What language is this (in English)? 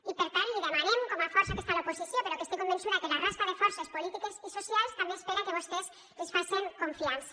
Catalan